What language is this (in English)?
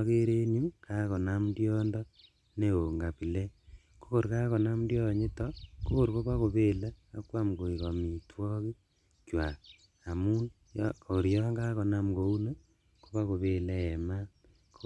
Kalenjin